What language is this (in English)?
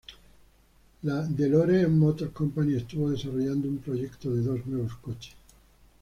Spanish